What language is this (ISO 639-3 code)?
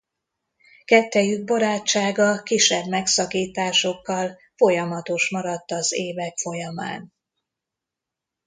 hun